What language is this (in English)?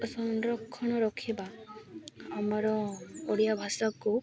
Odia